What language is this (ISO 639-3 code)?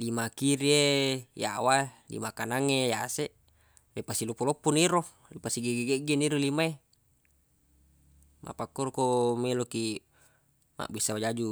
bug